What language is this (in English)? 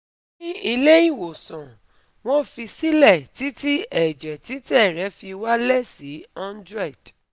Yoruba